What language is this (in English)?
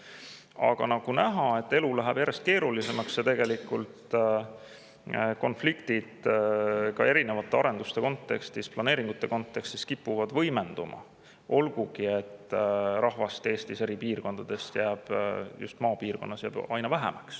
Estonian